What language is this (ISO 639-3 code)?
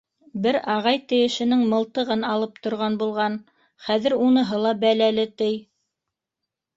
bak